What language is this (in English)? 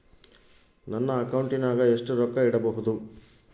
Kannada